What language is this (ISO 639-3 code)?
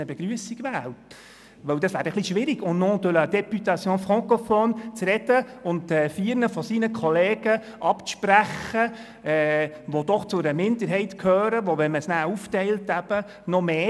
gsw